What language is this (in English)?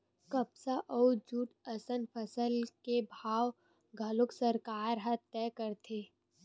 Chhattisgarhi